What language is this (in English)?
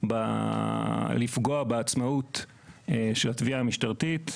Hebrew